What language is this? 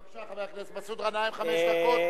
Hebrew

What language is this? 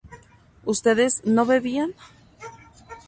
Spanish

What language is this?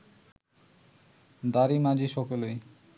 Bangla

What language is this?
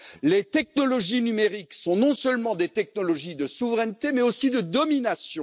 French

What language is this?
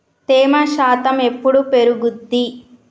Telugu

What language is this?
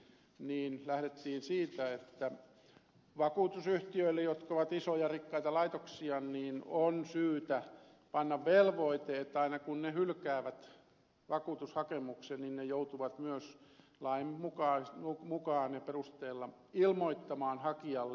Finnish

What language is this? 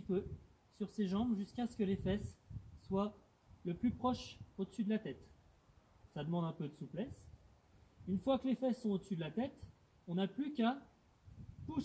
French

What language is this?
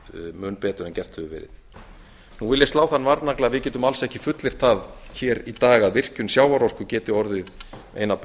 Icelandic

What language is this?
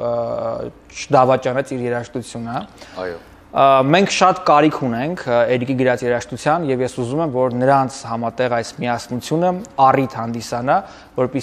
Romanian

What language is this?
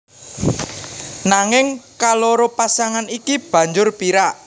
Javanese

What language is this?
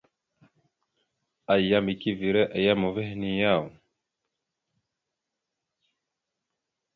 Mada (Cameroon)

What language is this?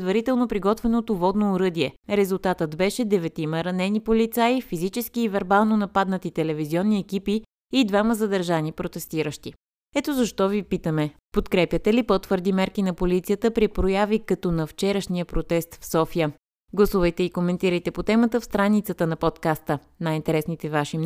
Bulgarian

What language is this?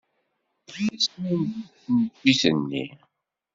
Kabyle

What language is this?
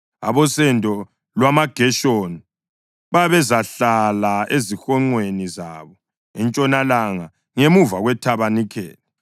North Ndebele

